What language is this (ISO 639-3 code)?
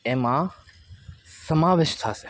guj